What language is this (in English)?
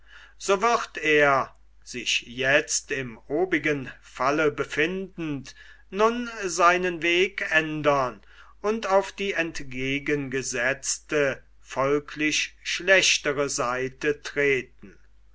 German